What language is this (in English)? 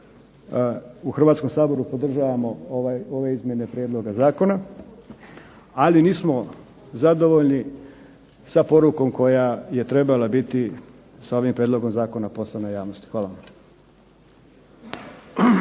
Croatian